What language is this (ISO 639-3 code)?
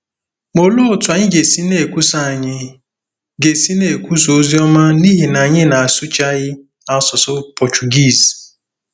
ibo